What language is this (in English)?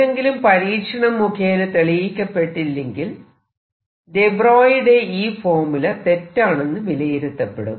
Malayalam